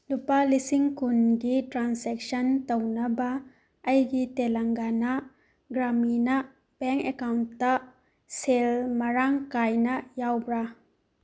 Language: Manipuri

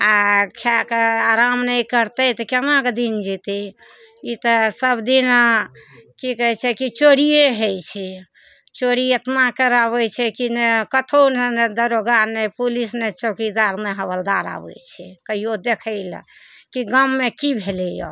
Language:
Maithili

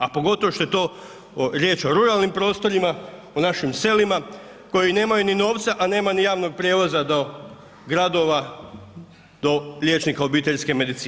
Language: Croatian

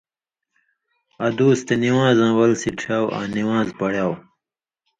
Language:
Indus Kohistani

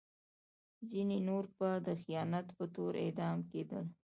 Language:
Pashto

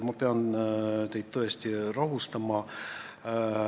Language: Estonian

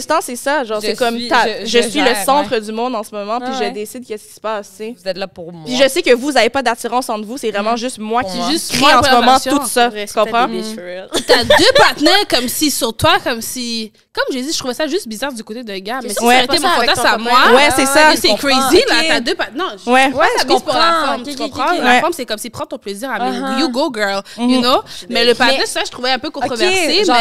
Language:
French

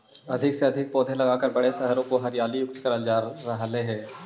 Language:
Magahi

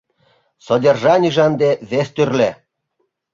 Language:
Mari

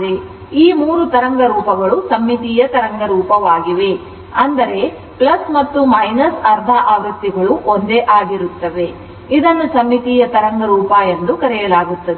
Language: Kannada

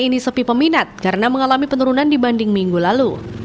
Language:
Indonesian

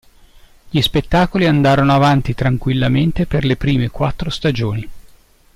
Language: Italian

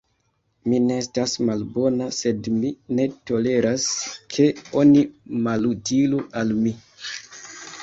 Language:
Esperanto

